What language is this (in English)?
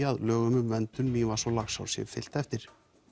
Icelandic